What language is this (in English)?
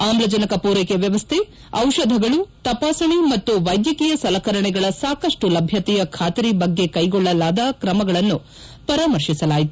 Kannada